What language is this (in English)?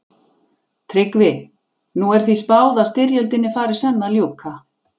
Icelandic